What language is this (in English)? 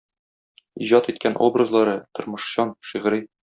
Tatar